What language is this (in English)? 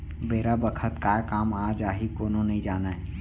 Chhattisgarhi